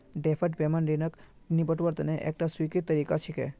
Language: Magahi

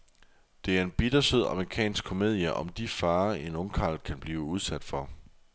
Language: Danish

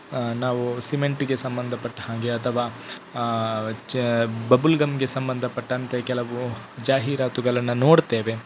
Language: Kannada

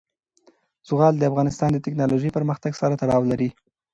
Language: Pashto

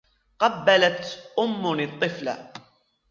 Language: Arabic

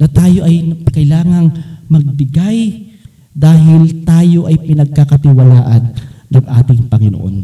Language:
Filipino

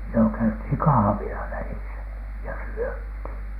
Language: Finnish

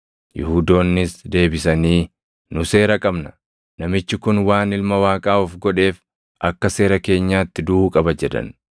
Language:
Oromo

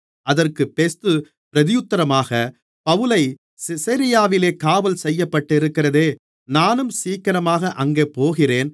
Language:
Tamil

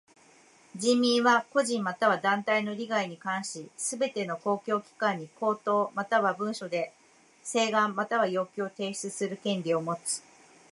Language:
Japanese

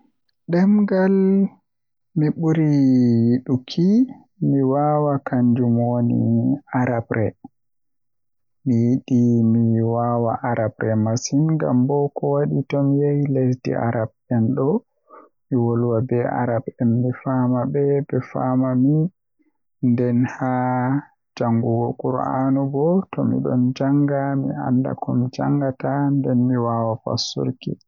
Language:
Western Niger Fulfulde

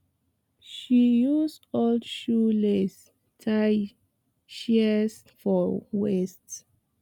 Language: Nigerian Pidgin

